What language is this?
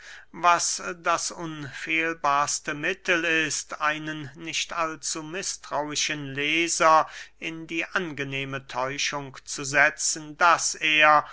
German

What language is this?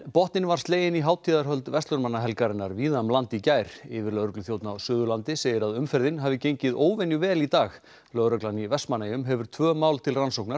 Icelandic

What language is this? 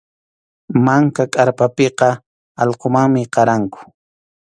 Arequipa-La Unión Quechua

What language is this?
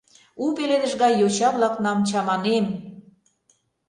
Mari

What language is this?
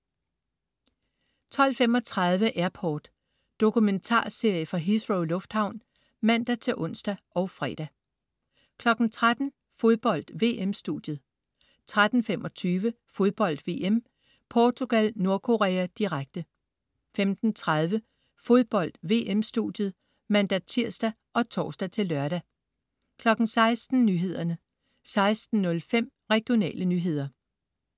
Danish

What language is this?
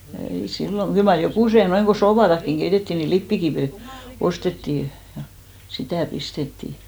Finnish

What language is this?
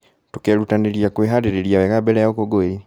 Kikuyu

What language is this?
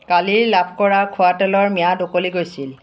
Assamese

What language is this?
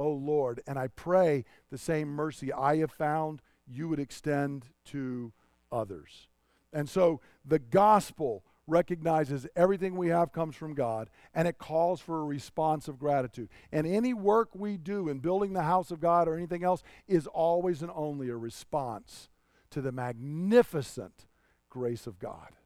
English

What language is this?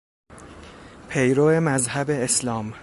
Persian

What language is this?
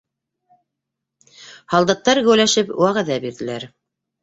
Bashkir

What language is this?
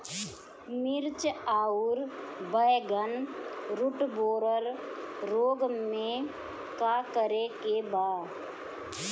Bhojpuri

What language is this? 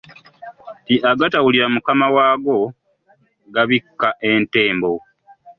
Ganda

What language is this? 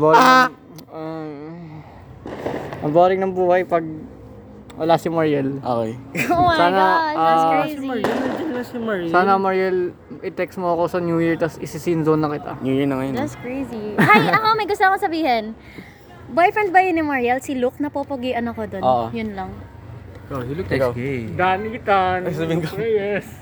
Filipino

